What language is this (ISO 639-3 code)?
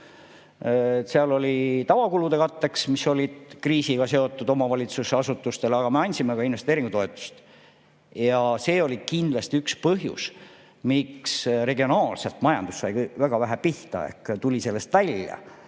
est